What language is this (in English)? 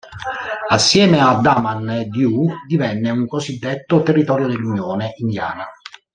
Italian